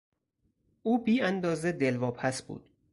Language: Persian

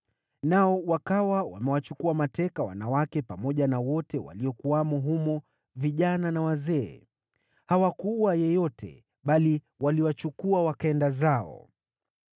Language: Swahili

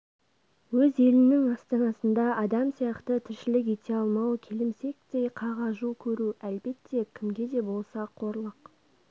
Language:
Kazakh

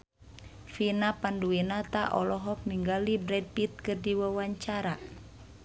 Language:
Sundanese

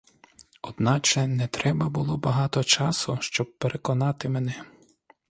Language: Ukrainian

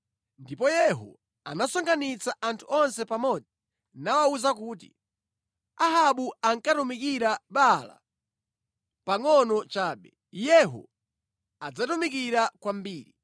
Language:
Nyanja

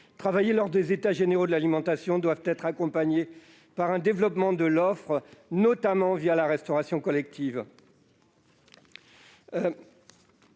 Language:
French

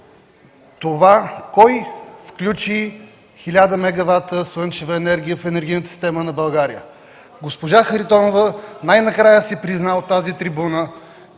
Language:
Bulgarian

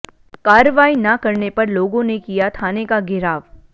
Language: Hindi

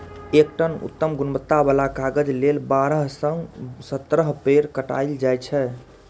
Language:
Maithili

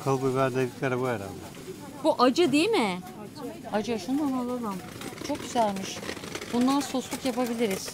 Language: Turkish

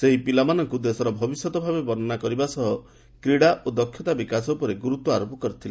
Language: Odia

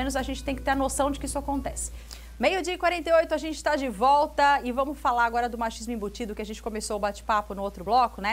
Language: Portuguese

